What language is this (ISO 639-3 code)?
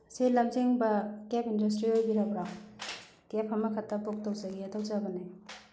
mni